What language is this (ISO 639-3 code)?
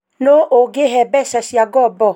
kik